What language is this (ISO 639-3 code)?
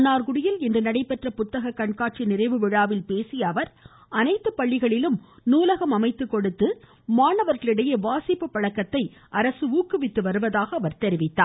tam